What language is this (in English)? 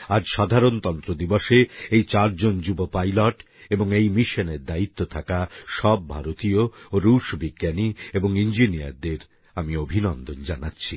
Bangla